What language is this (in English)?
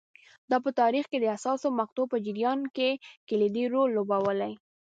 Pashto